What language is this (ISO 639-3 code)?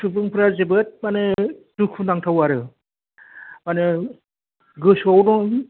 brx